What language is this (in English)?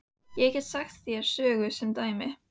Icelandic